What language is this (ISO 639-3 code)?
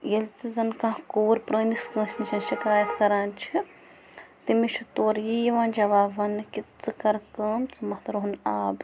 kas